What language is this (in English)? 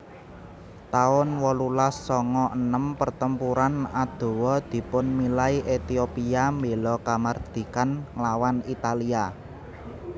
Javanese